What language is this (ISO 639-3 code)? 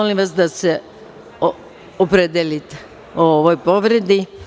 srp